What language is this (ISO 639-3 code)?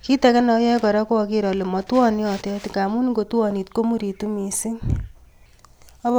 kln